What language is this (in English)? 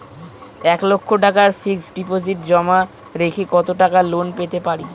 Bangla